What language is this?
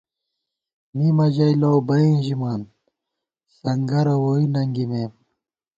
Gawar-Bati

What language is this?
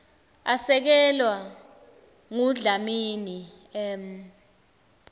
Swati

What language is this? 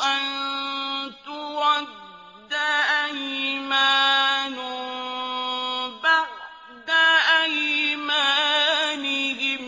Arabic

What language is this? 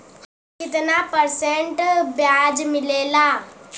Bhojpuri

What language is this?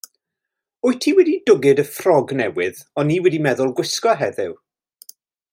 Welsh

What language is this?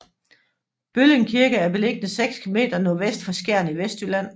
Danish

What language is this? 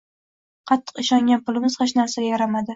Uzbek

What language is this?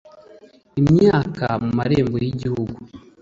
Kinyarwanda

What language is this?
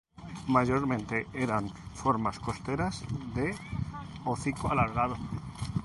Spanish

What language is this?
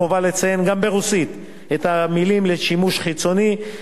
Hebrew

